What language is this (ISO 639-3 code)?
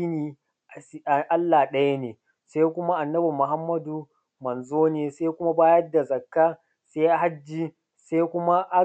hau